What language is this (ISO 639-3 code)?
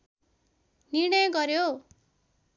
nep